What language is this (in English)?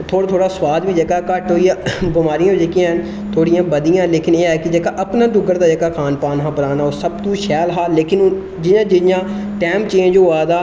Dogri